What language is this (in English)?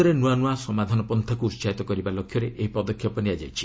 Odia